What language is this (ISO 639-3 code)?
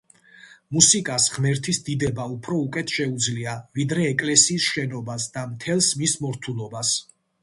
kat